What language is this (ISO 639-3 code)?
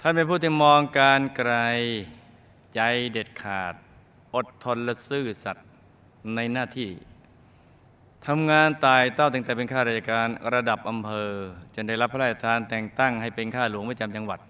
tha